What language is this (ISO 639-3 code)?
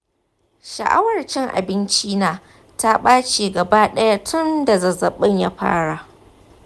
hau